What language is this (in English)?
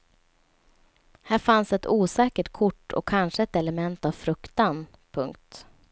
Swedish